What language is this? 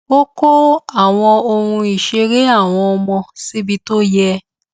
Yoruba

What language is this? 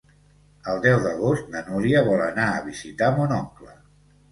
Catalan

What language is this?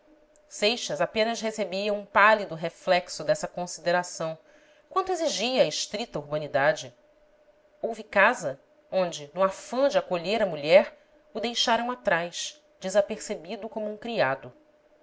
Portuguese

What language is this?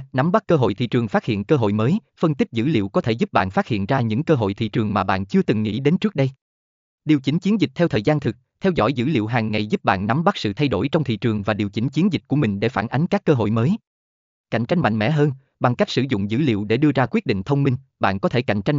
Vietnamese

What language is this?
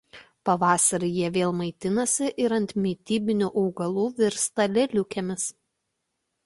Lithuanian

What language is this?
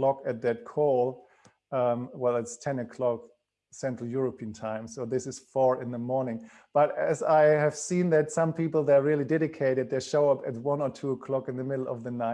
English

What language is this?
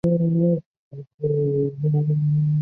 Chinese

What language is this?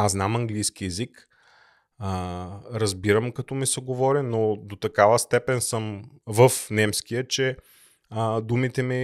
Bulgarian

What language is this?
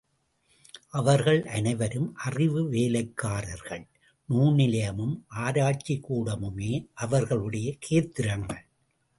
Tamil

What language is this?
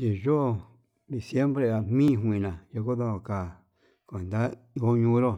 Yutanduchi Mixtec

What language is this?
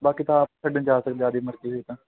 Punjabi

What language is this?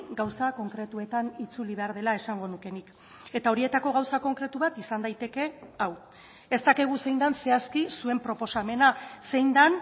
Basque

